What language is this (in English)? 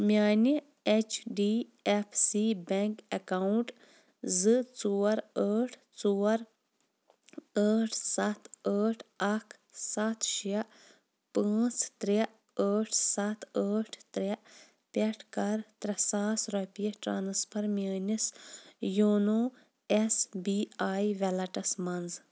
Kashmiri